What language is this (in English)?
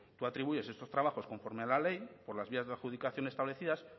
Spanish